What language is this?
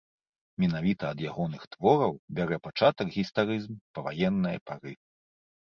Belarusian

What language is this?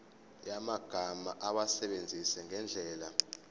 Zulu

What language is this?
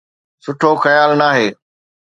Sindhi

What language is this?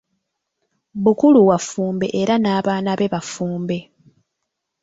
Ganda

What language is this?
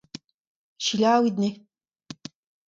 Breton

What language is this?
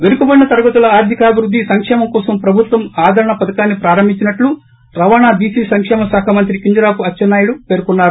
Telugu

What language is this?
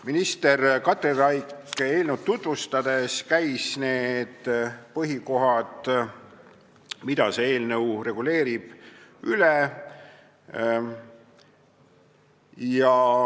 Estonian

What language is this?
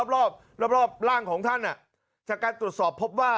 Thai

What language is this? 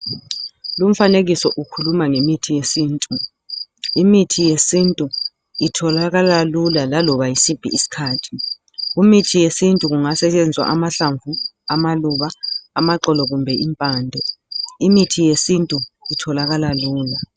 North Ndebele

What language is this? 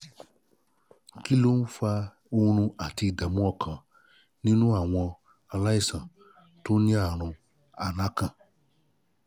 Yoruba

